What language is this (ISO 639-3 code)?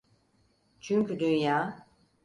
tur